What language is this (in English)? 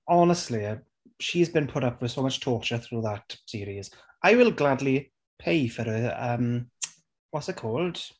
Welsh